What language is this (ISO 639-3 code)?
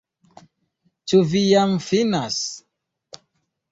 epo